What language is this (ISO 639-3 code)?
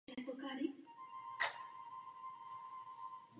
ces